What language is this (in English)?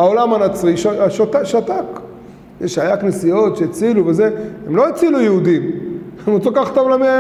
Hebrew